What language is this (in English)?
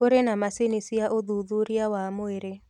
Kikuyu